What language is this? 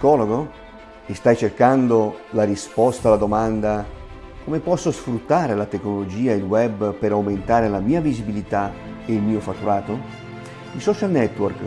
Italian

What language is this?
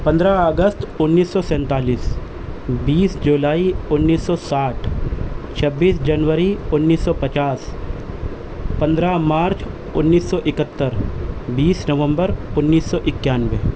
Urdu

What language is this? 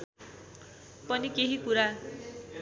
Nepali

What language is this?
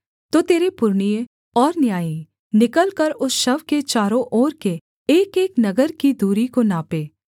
Hindi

